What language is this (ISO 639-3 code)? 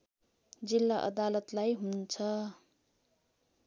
nep